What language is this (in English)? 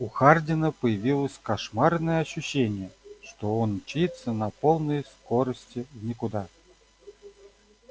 Russian